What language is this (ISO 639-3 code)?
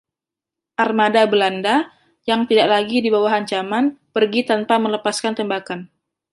ind